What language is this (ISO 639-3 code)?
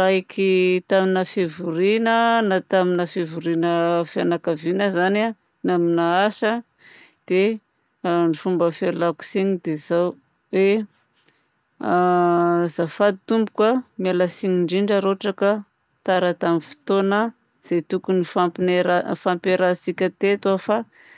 bzc